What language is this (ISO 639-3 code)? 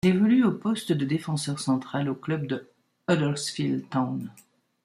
fra